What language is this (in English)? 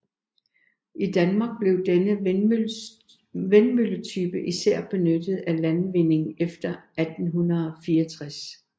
Danish